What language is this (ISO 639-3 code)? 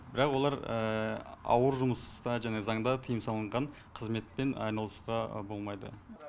kaz